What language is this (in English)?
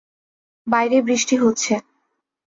Bangla